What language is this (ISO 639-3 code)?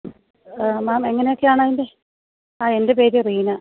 mal